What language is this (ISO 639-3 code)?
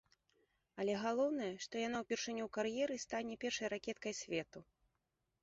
bel